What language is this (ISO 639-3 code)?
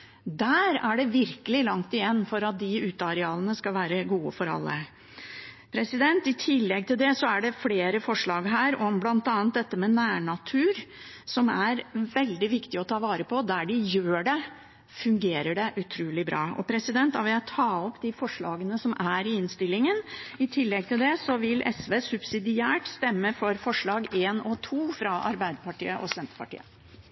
nob